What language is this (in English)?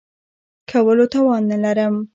Pashto